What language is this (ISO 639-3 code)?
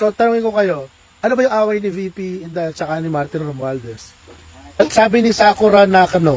fil